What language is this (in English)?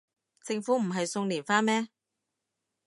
Cantonese